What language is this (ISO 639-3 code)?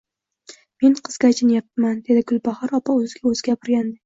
uzb